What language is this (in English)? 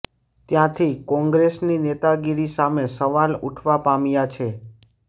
Gujarati